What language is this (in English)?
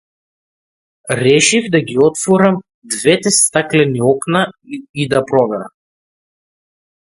Macedonian